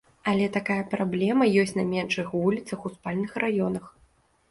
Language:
Belarusian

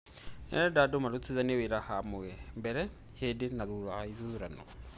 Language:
Kikuyu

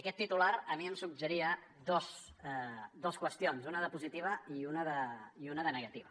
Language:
Catalan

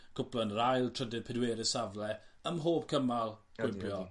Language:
Welsh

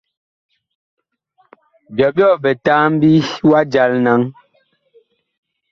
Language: Bakoko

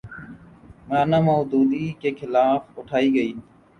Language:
Urdu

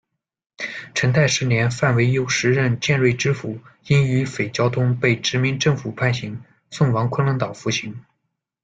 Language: Chinese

